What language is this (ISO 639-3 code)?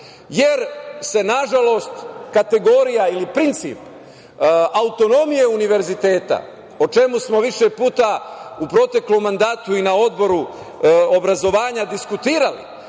srp